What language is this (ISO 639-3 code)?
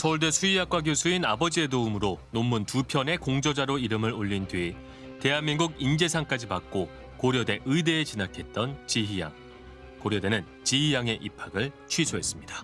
kor